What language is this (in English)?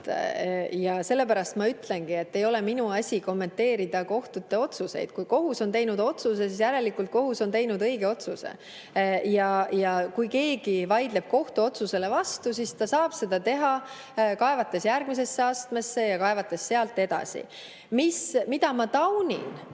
Estonian